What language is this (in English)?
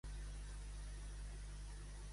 Catalan